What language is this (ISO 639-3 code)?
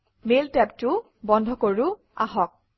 asm